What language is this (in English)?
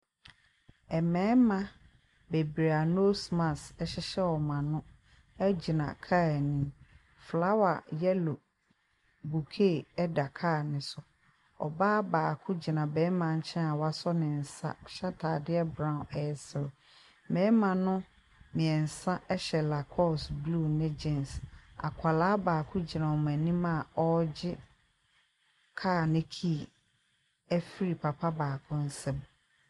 Akan